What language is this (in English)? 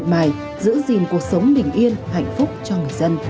Vietnamese